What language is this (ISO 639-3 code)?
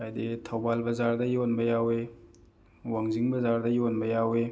mni